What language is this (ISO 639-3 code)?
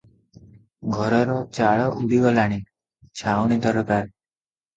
ori